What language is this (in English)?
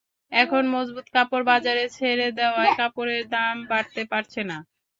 Bangla